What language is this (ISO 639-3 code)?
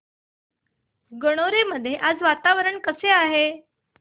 mar